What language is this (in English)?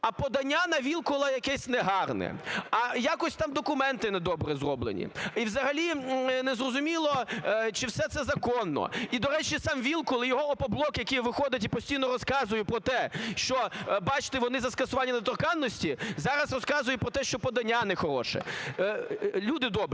Ukrainian